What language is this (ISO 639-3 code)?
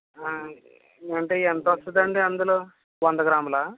tel